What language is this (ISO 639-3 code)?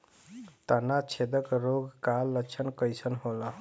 bho